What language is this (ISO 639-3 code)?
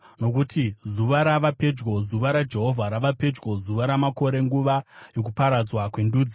sna